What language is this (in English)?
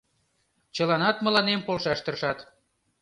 Mari